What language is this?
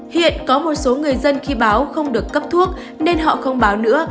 Vietnamese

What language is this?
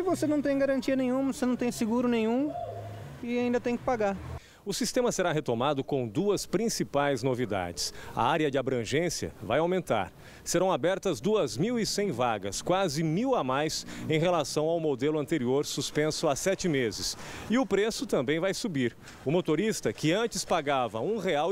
Portuguese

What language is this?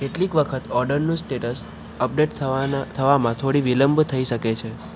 Gujarati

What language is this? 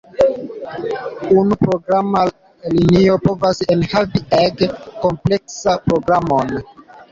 Esperanto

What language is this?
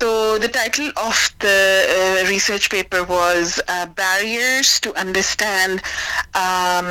Urdu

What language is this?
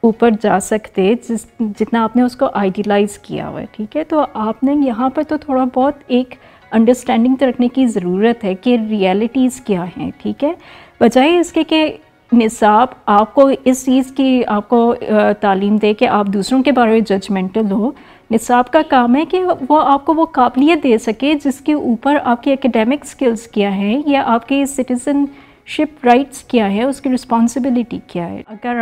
Urdu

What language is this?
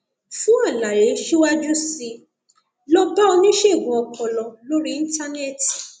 Yoruba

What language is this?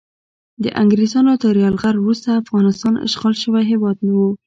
Pashto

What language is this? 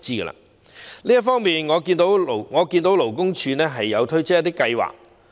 Cantonese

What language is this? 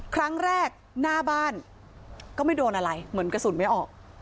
Thai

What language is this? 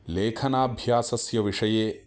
Sanskrit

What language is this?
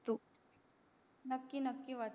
Marathi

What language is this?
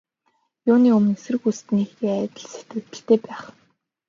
Mongolian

